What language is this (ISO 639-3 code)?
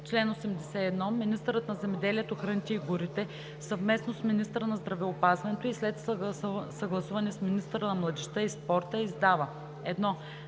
bul